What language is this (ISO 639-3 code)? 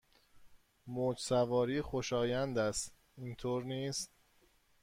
fas